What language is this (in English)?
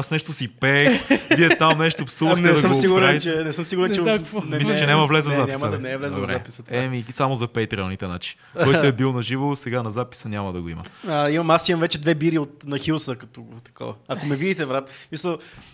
Bulgarian